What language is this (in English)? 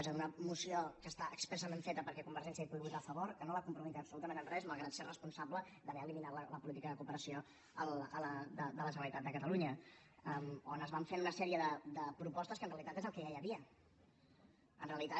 Catalan